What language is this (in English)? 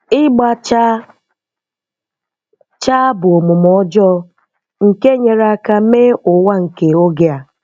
Igbo